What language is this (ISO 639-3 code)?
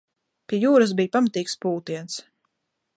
lav